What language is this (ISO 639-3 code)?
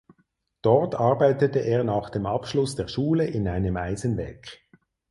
deu